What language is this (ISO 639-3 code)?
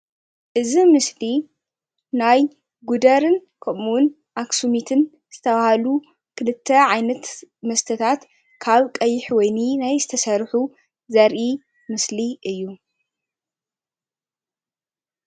tir